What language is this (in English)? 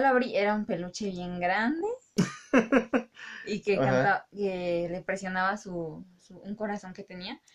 Spanish